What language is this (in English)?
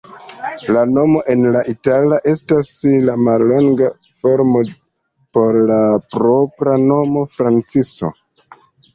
Esperanto